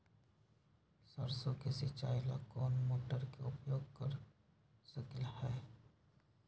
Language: Magahi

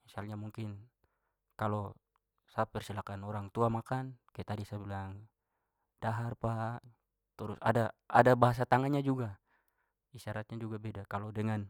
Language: Papuan Malay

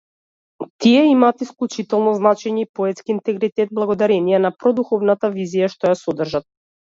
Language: Macedonian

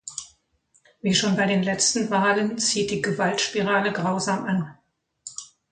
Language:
German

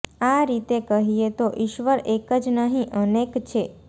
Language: Gujarati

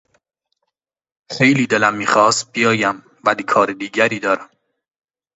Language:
Persian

